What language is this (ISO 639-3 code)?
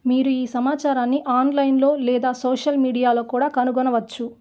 tel